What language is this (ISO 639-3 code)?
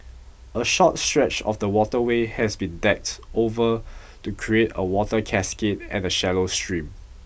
eng